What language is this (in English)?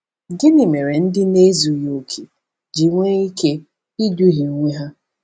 Igbo